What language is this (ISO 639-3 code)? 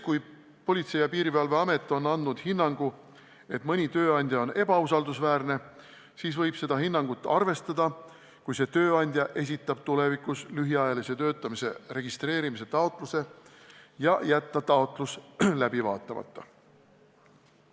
est